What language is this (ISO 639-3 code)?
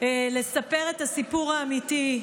heb